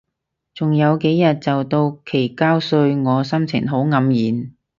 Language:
Cantonese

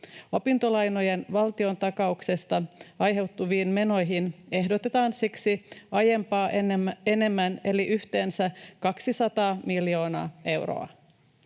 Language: Finnish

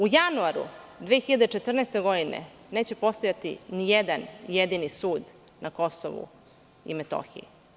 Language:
Serbian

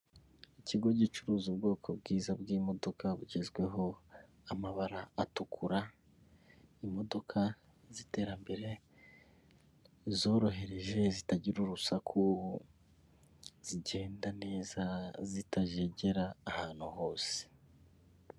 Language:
Kinyarwanda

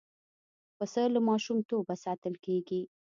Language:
Pashto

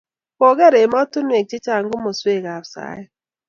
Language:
Kalenjin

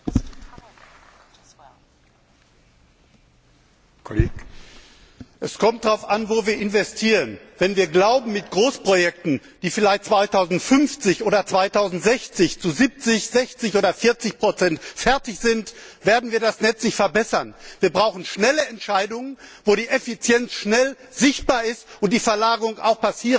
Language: German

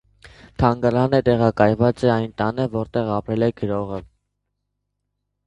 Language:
Armenian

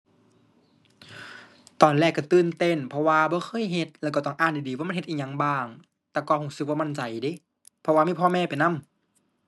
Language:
Thai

